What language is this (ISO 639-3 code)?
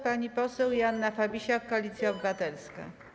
pol